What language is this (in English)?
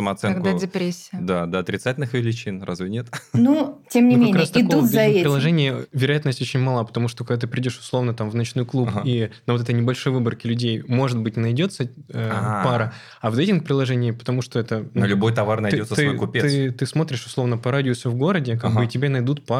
Russian